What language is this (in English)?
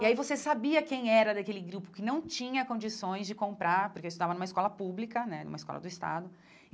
Portuguese